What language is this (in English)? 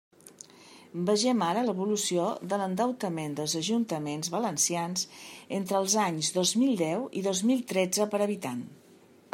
Catalan